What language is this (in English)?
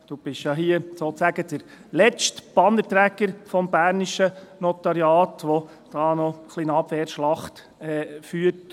Swiss German